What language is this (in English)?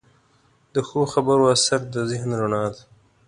Pashto